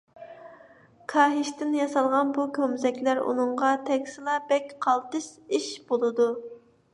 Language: Uyghur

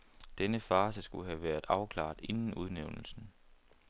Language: Danish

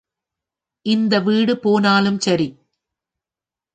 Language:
Tamil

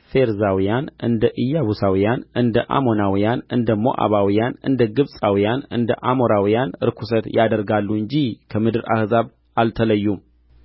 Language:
Amharic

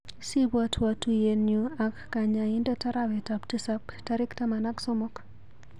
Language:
Kalenjin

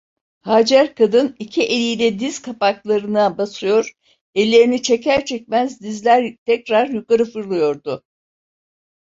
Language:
Turkish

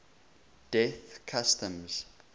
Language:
English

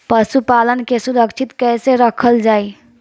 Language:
Bhojpuri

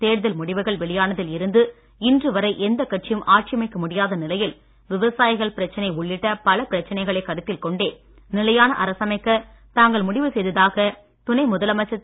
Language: Tamil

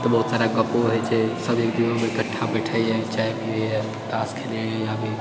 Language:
Maithili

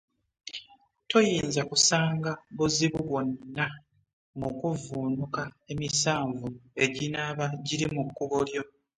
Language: Ganda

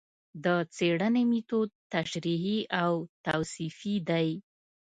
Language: Pashto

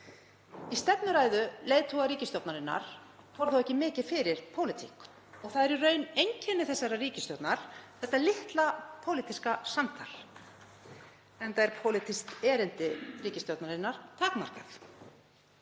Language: Icelandic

